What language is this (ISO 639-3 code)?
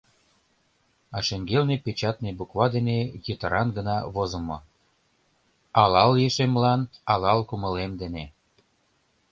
chm